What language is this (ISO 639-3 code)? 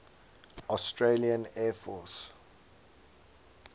eng